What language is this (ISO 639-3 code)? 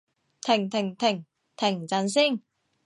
yue